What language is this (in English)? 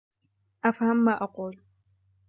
Arabic